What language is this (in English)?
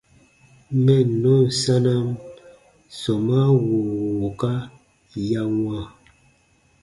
Baatonum